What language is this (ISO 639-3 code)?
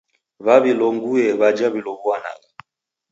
dav